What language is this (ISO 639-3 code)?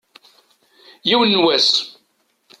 kab